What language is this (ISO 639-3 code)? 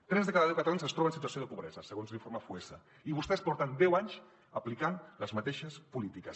cat